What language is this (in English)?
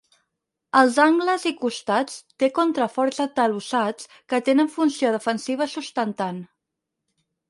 Catalan